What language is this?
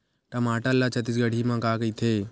Chhattisgarhi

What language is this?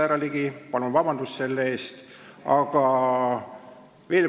Estonian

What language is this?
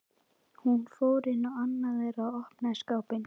Icelandic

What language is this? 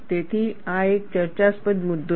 Gujarati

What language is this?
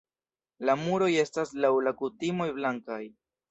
Esperanto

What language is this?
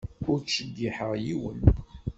Kabyle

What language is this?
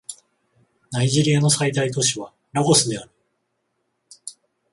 Japanese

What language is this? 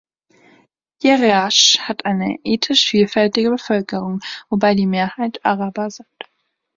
German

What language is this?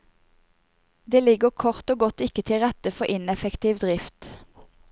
Norwegian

